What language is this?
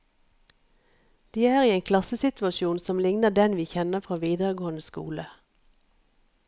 Norwegian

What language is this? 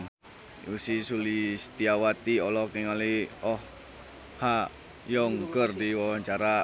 Sundanese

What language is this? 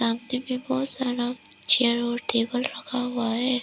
Hindi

